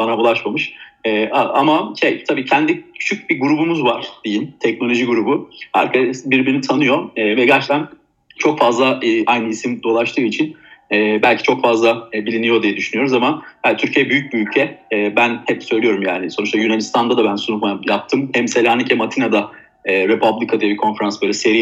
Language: Turkish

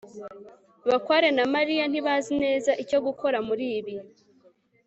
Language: Kinyarwanda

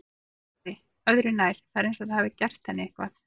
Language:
Icelandic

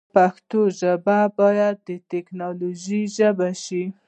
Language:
Pashto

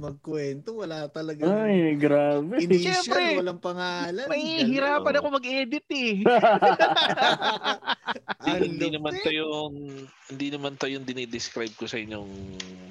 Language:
Filipino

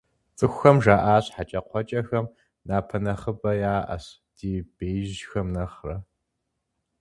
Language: Kabardian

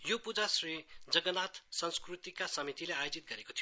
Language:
Nepali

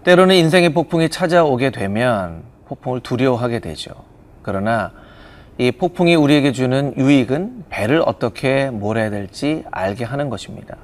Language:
Korean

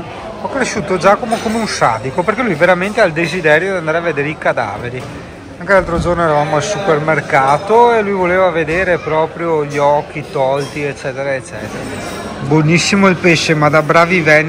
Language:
Italian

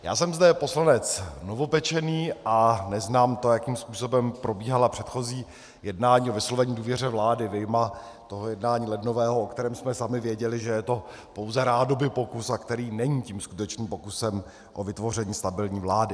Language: Czech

